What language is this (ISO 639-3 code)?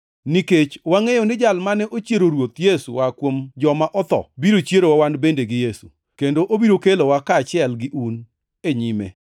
luo